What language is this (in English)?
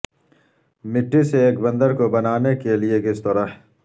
Urdu